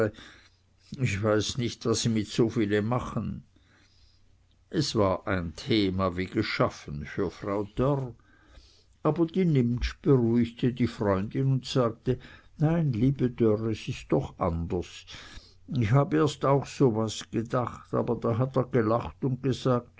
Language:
German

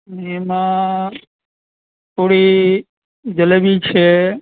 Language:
Gujarati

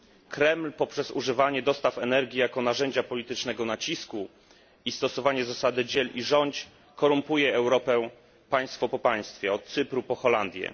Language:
Polish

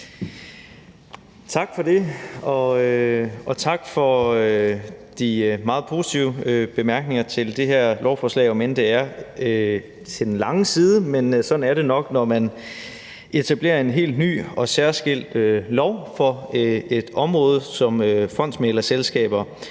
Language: Danish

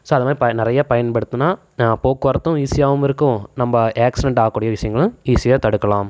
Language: Tamil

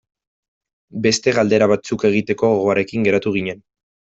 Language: Basque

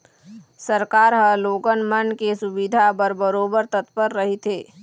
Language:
Chhattisgarhi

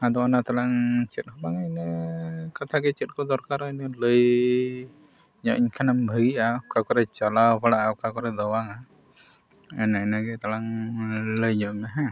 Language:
Santali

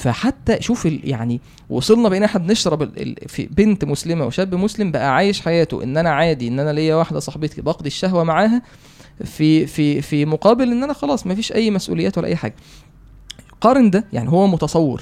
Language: Arabic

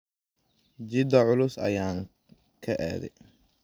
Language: Somali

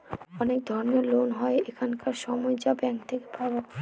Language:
Bangla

